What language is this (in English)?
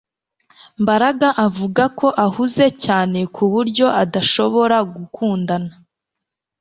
Kinyarwanda